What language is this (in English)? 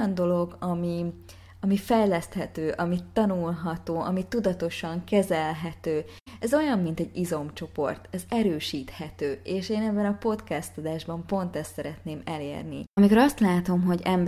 Hungarian